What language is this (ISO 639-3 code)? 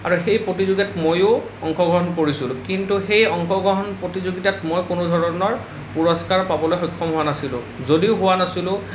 asm